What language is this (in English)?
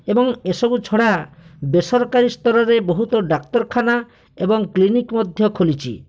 Odia